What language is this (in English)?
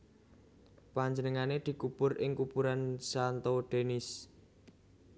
Javanese